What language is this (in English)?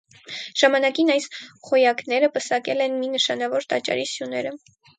Armenian